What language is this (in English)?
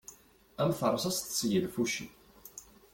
Kabyle